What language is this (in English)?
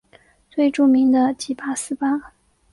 Chinese